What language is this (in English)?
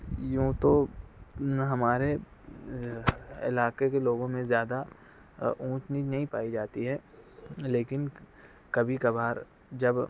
Urdu